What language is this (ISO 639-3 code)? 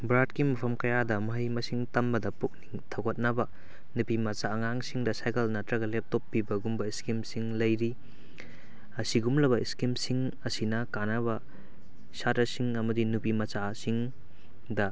mni